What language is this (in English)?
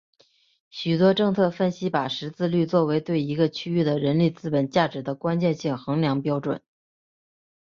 Chinese